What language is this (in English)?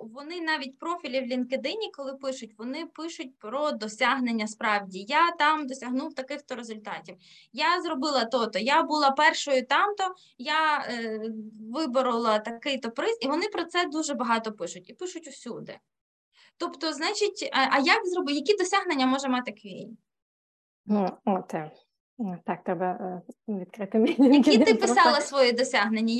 Ukrainian